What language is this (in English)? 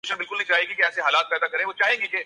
Urdu